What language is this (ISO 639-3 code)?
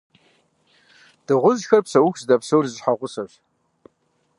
kbd